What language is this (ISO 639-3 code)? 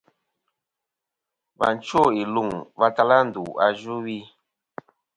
bkm